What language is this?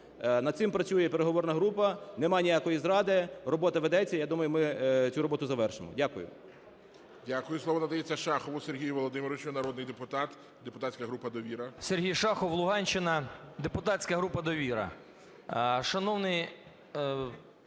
Ukrainian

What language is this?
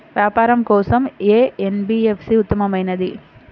Telugu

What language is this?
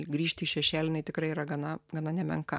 Lithuanian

